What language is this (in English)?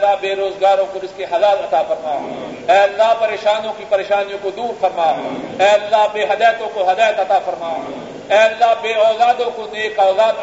Urdu